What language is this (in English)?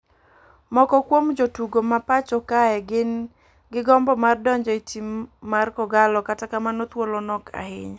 Luo (Kenya and Tanzania)